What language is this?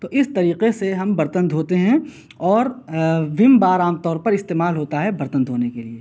Urdu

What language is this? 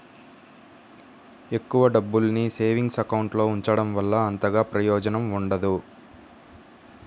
Telugu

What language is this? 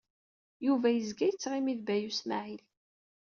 Kabyle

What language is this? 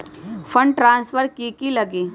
Magahi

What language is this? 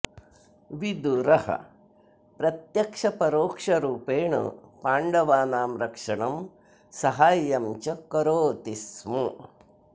Sanskrit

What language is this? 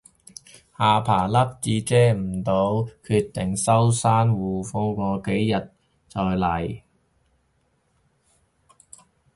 Cantonese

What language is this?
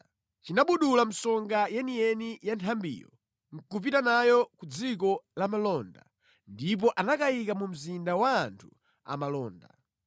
Nyanja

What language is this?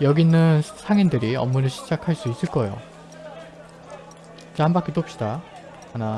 Korean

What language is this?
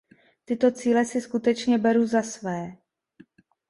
Czech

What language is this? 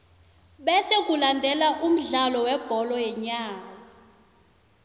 South Ndebele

